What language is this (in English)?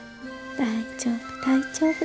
Japanese